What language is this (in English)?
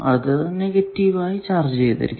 Malayalam